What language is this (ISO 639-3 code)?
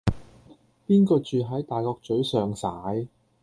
yue